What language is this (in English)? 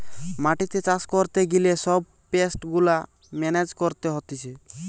Bangla